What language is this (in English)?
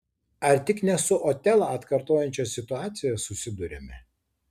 Lithuanian